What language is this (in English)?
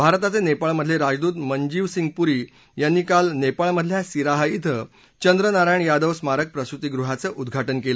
Marathi